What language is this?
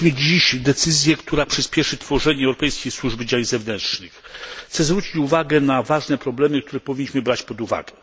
Polish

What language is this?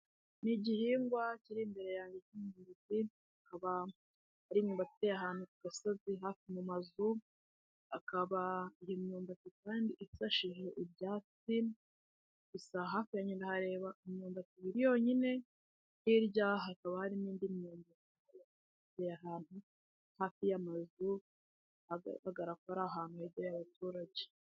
Kinyarwanda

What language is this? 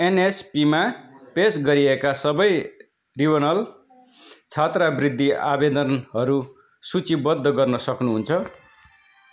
Nepali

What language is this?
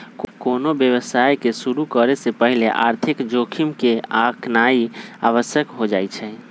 Magahi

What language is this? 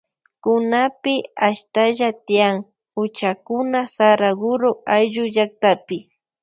Loja Highland Quichua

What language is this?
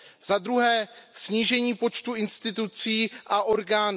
Czech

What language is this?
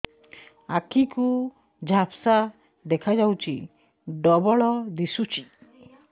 Odia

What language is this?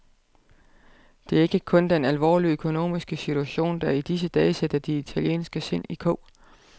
Danish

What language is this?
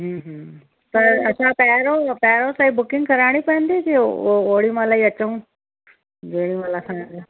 Sindhi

